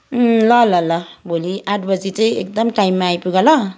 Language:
Nepali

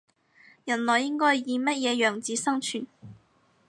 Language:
Cantonese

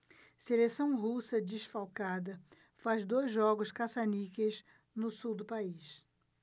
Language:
Portuguese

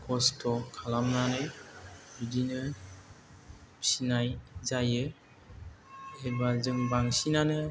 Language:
Bodo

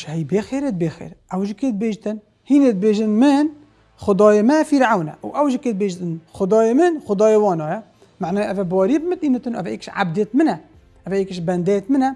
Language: Arabic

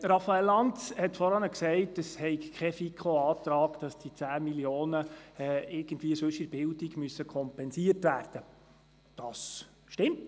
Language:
Swiss German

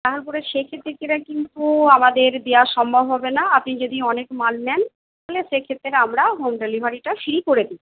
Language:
Bangla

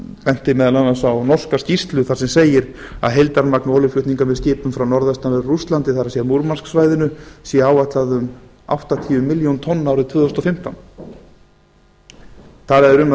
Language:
Icelandic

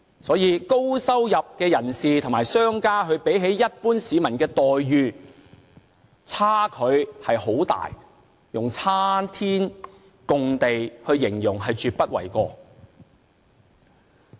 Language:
Cantonese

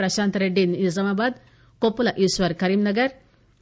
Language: Telugu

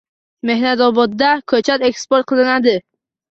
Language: Uzbek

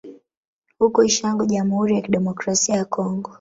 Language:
Swahili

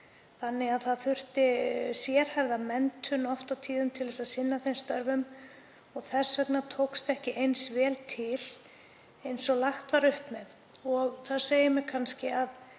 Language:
Icelandic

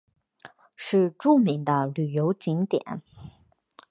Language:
Chinese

